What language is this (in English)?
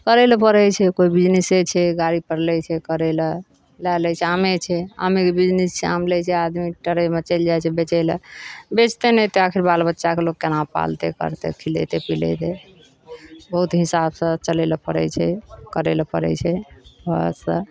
Maithili